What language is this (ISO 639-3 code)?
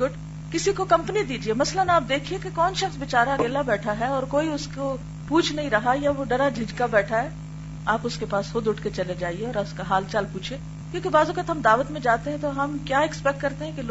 urd